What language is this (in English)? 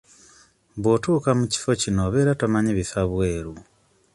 Ganda